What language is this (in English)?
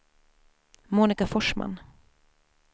Swedish